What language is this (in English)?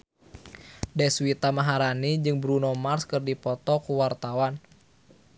Sundanese